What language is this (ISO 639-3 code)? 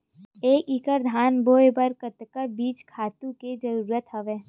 hne